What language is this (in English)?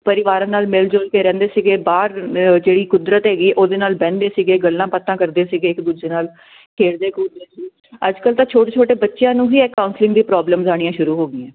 Punjabi